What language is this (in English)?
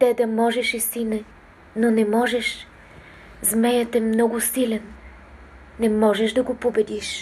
Bulgarian